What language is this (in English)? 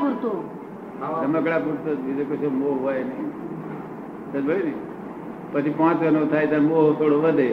Gujarati